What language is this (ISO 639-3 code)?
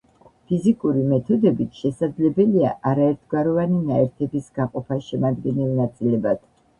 kat